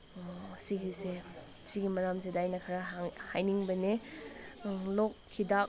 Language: Manipuri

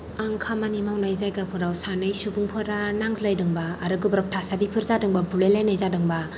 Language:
Bodo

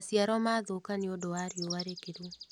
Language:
Kikuyu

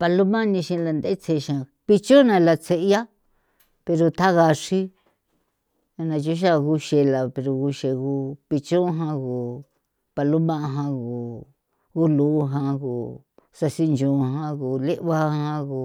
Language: San Felipe Otlaltepec Popoloca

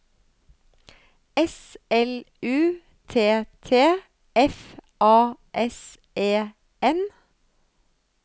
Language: Norwegian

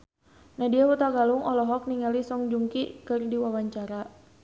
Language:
Sundanese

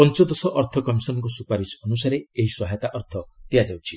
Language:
Odia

